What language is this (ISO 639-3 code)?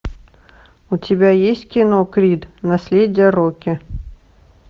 rus